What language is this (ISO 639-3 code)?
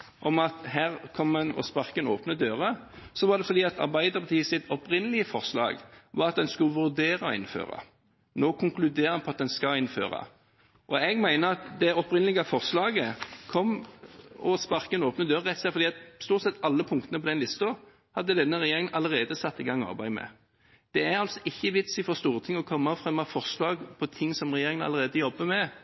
nob